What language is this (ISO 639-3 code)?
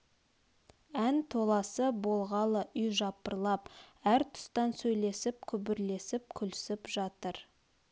kaz